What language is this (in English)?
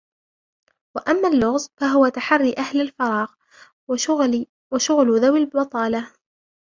Arabic